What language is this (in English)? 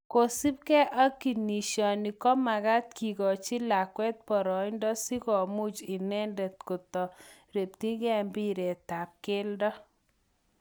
Kalenjin